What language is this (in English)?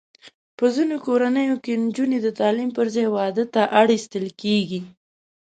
Pashto